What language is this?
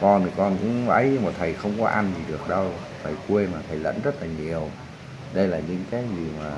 Vietnamese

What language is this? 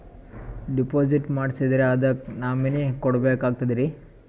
Kannada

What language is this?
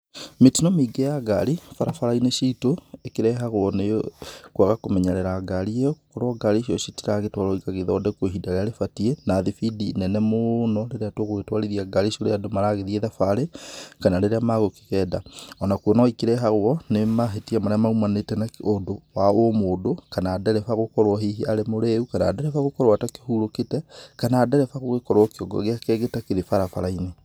Kikuyu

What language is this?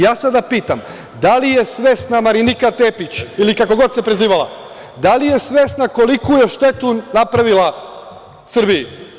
Serbian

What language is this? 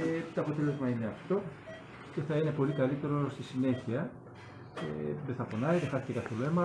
Greek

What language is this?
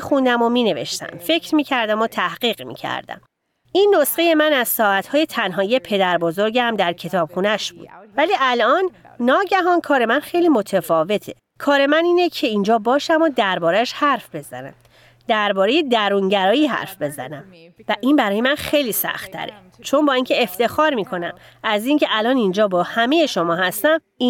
Persian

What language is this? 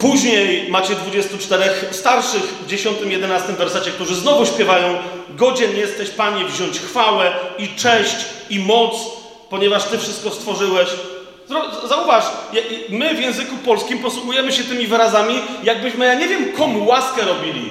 Polish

